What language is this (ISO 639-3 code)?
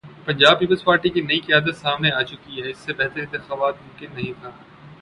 urd